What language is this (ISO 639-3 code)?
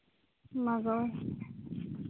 sat